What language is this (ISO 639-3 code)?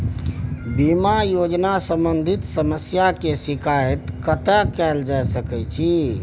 mai